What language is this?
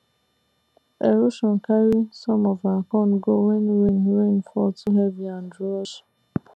Nigerian Pidgin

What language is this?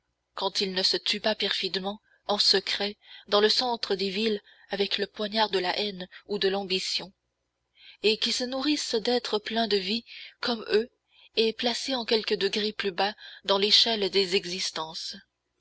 French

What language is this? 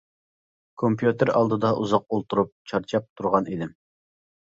Uyghur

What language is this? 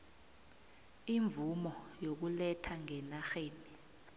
South Ndebele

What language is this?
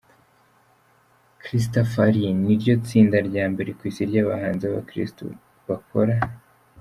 Kinyarwanda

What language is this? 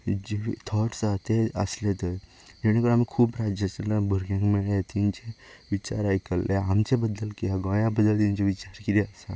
Konkani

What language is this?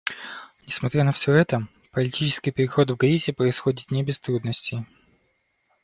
Russian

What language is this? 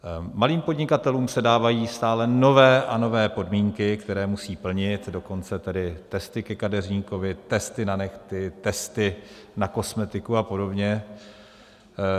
Czech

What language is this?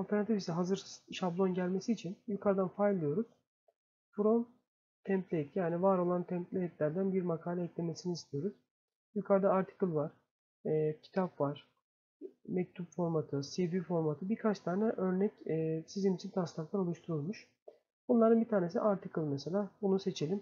Turkish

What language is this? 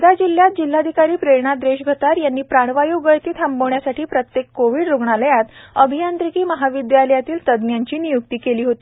Marathi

